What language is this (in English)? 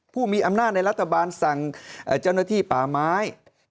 Thai